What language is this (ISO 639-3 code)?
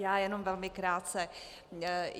ces